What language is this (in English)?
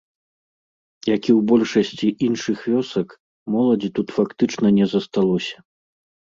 Belarusian